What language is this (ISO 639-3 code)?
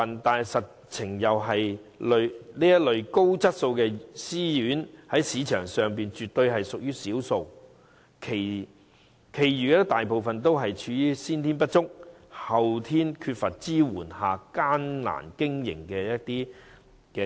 yue